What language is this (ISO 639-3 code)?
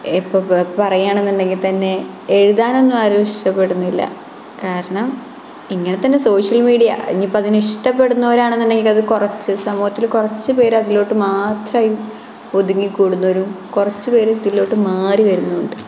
mal